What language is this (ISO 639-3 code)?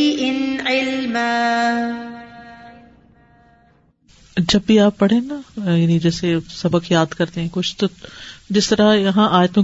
urd